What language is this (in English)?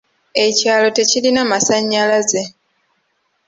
Ganda